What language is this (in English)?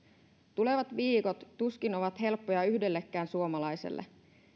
Finnish